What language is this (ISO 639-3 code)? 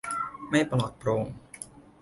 tha